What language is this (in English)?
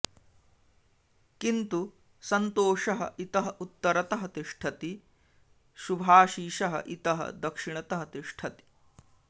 Sanskrit